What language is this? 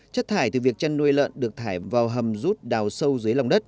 Vietnamese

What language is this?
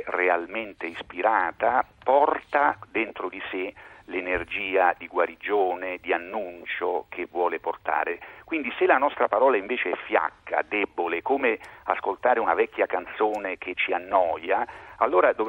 Italian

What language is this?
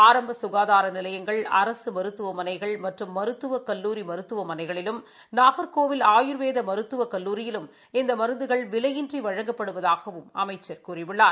Tamil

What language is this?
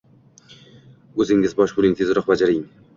Uzbek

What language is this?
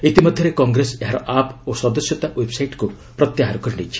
Odia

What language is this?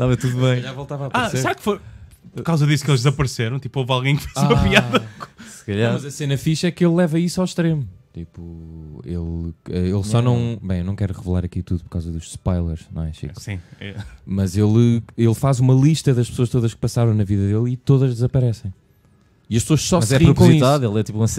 Portuguese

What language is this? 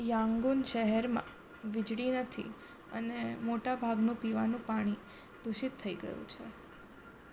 Gujarati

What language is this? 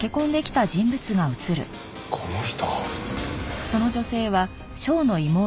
Japanese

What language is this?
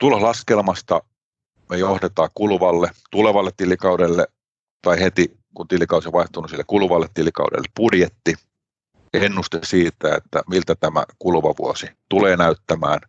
Finnish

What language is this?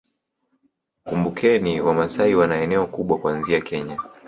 Swahili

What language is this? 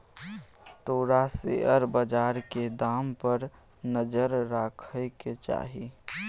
Maithili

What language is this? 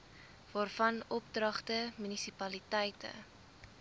Afrikaans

